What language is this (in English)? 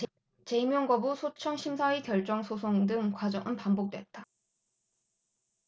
Korean